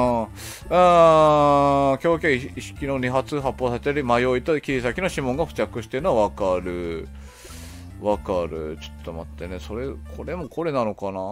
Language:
Japanese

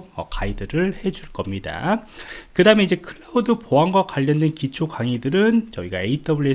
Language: Korean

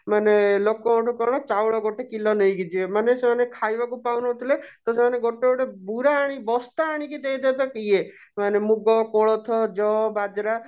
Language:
Odia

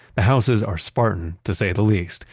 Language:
English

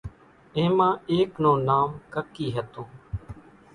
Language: Kachi Koli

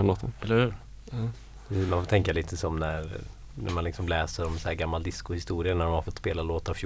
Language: Swedish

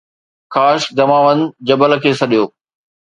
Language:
Sindhi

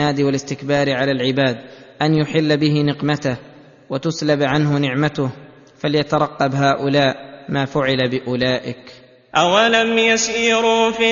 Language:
Arabic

